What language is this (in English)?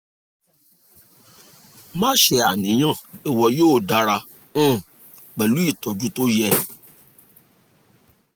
Yoruba